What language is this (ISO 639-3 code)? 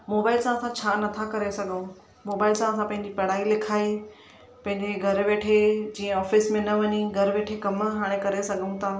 snd